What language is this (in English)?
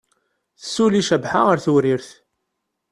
Kabyle